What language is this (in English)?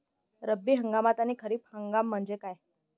Marathi